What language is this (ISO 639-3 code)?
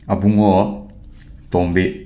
mni